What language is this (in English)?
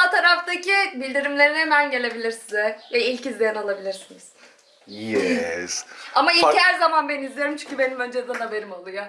Turkish